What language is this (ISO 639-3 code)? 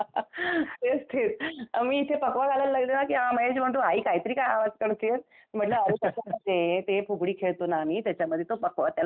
mar